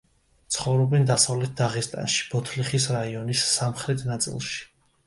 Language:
Georgian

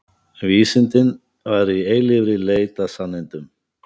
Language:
Icelandic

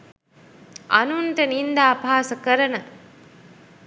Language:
Sinhala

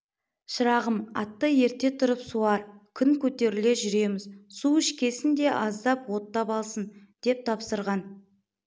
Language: Kazakh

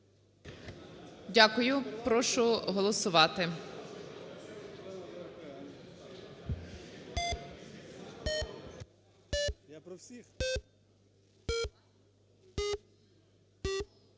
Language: Ukrainian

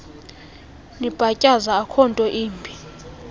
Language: Xhosa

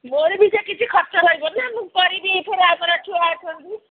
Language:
Odia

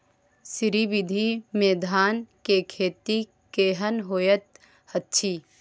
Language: Maithili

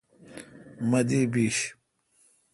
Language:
Kalkoti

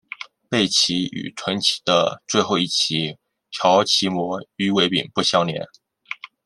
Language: Chinese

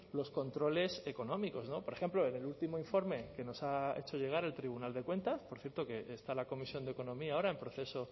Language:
Spanish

